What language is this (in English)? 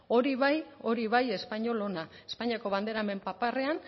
Basque